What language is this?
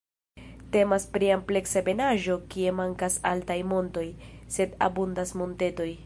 Esperanto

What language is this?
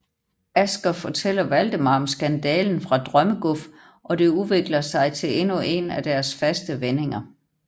Danish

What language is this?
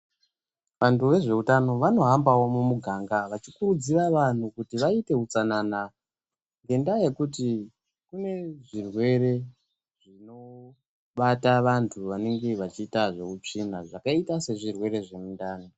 Ndau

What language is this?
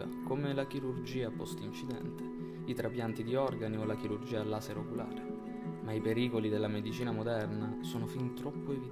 Italian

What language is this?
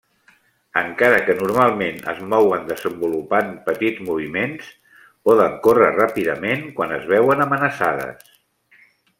Catalan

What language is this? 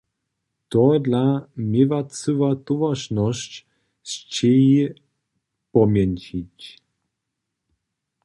Upper Sorbian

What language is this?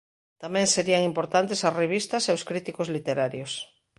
Galician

